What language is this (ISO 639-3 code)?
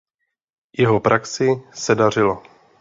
ces